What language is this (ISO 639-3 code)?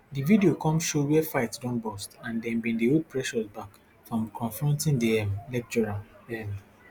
pcm